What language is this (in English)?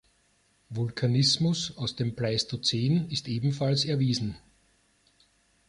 German